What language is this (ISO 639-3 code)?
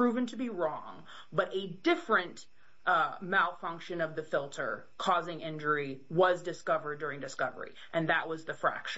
eng